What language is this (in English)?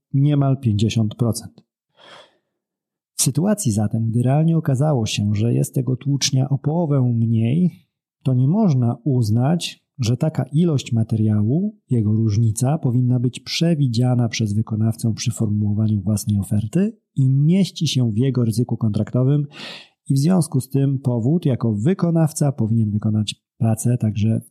Polish